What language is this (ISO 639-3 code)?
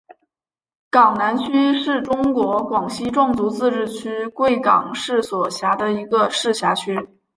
zho